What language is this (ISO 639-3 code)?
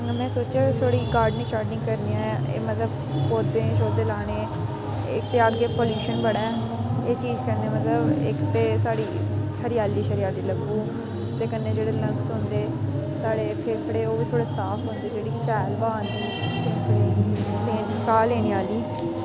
doi